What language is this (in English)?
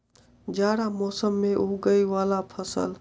Maithili